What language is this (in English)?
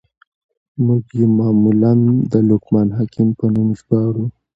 Pashto